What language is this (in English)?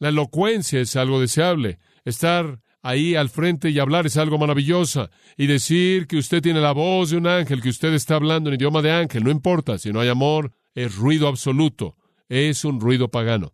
Spanish